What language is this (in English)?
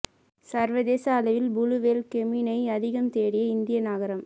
Tamil